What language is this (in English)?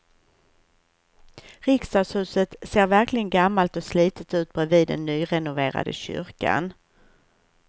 Swedish